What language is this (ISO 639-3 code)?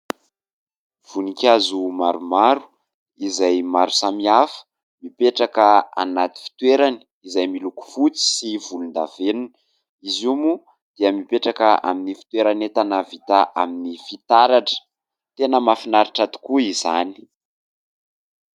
mlg